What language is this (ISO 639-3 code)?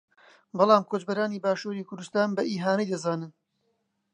ckb